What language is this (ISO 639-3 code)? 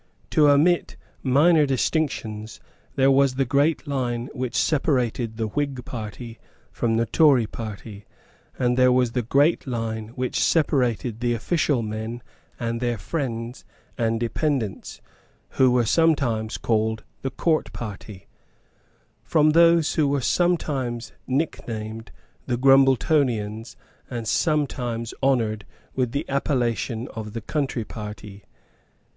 eng